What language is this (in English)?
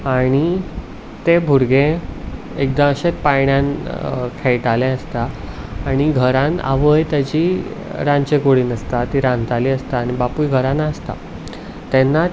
Konkani